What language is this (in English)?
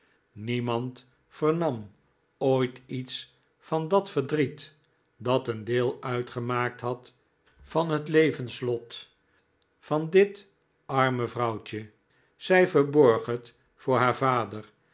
Dutch